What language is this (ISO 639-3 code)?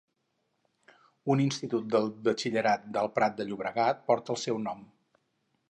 cat